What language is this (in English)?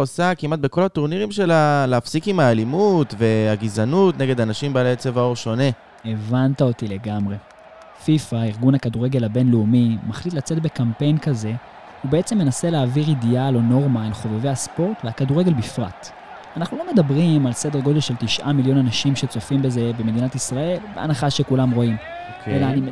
Hebrew